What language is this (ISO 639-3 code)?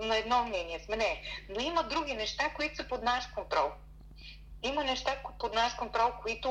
bul